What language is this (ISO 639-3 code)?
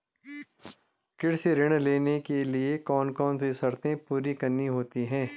hin